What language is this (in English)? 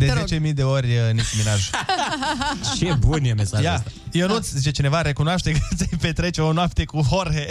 Romanian